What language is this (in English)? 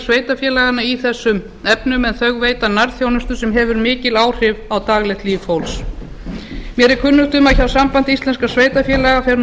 Icelandic